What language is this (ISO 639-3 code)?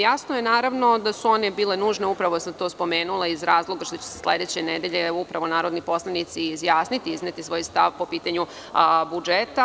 srp